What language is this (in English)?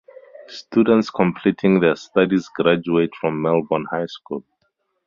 English